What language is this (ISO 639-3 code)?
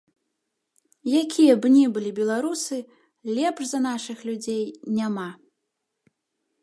bel